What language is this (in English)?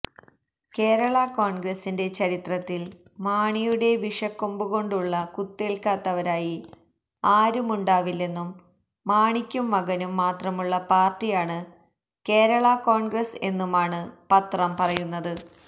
Malayalam